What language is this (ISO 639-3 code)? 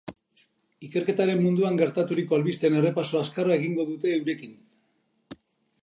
eus